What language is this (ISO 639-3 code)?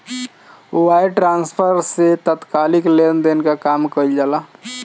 bho